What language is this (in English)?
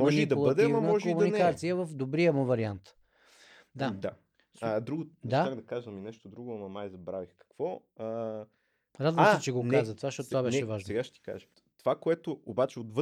Bulgarian